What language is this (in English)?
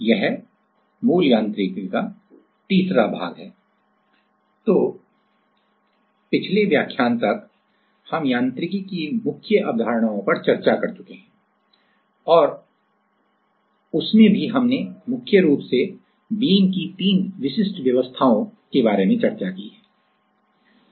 Hindi